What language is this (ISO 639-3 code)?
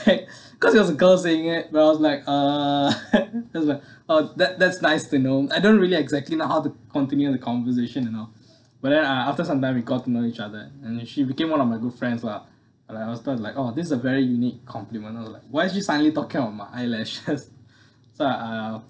eng